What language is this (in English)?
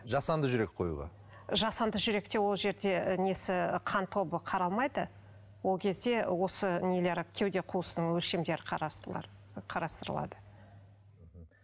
Kazakh